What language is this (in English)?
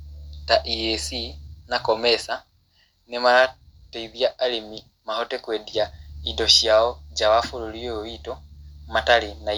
Kikuyu